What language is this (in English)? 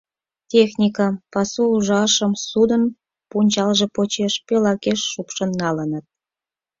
Mari